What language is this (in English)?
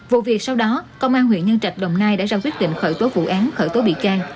Vietnamese